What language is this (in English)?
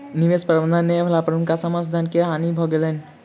Maithili